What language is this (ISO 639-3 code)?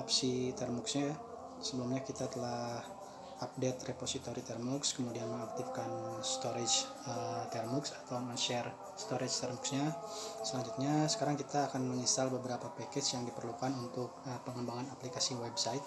ind